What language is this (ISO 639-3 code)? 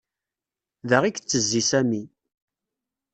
kab